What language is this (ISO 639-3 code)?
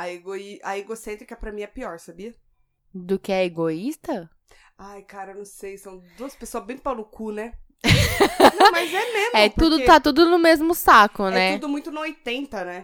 por